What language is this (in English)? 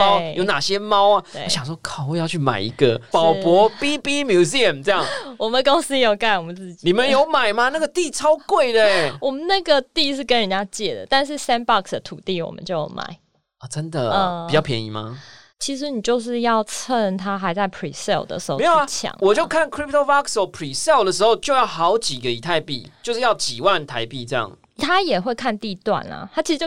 Chinese